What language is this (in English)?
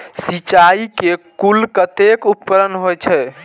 Maithili